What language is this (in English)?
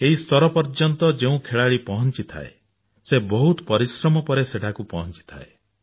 Odia